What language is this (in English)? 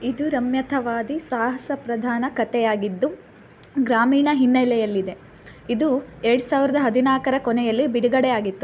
Kannada